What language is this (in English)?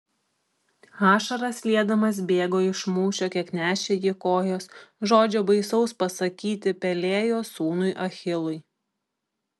Lithuanian